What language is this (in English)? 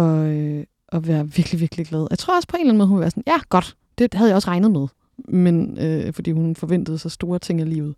Danish